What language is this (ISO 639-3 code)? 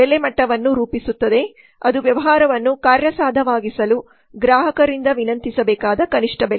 kan